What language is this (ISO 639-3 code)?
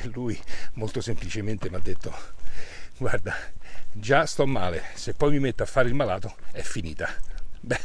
ita